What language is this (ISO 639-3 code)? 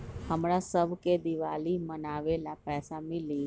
mag